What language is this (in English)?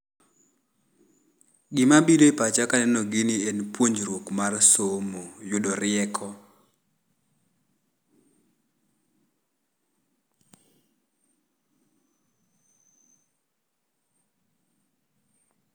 Luo (Kenya and Tanzania)